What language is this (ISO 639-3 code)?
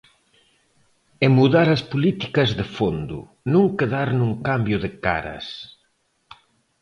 glg